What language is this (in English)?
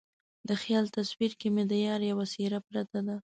Pashto